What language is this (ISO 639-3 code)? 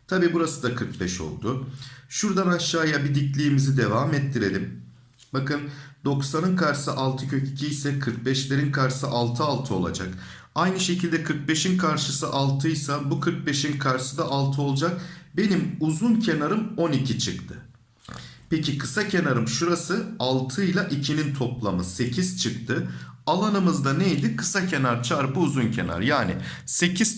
tur